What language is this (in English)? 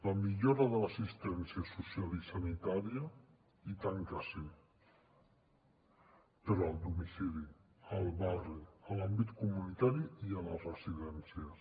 Catalan